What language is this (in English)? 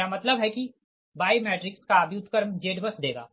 Hindi